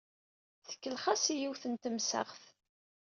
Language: Kabyle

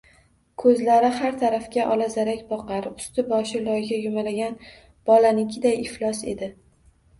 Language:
Uzbek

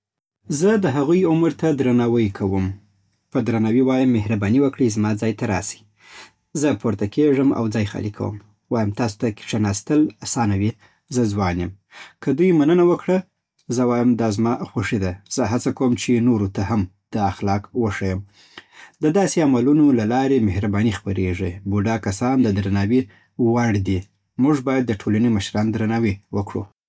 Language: Southern Pashto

